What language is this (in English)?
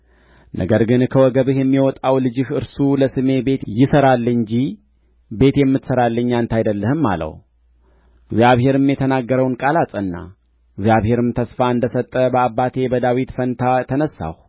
Amharic